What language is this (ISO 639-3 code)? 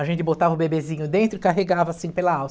por